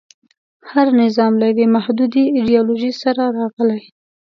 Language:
Pashto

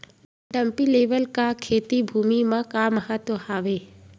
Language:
Chhattisgarhi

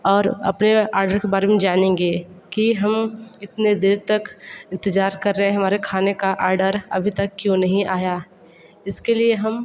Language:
Hindi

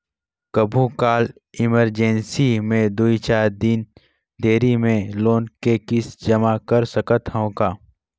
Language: Chhattisgarhi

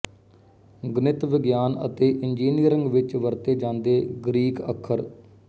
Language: Punjabi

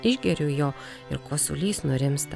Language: Lithuanian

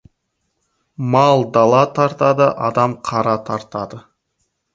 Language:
Kazakh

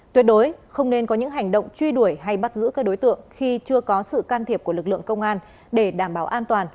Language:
Vietnamese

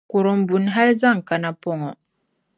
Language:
Dagbani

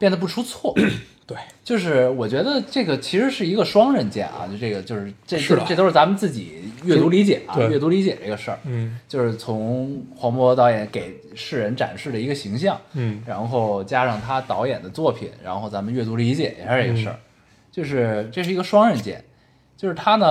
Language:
Chinese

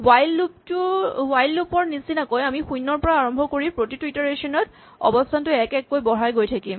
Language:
Assamese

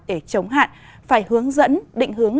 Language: Vietnamese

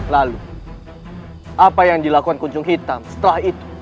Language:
Indonesian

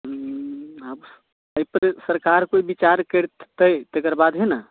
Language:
Maithili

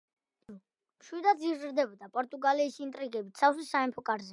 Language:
Georgian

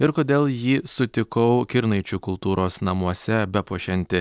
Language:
Lithuanian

